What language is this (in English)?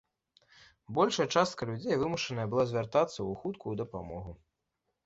Belarusian